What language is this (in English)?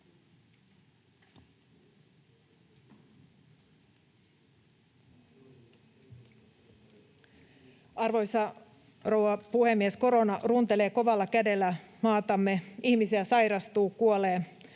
Finnish